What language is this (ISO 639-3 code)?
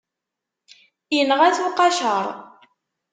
kab